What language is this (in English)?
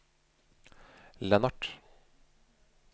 Norwegian